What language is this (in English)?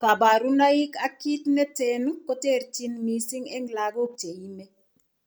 Kalenjin